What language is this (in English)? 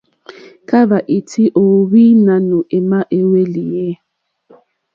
Mokpwe